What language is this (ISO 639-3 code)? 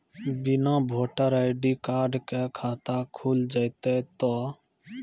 mai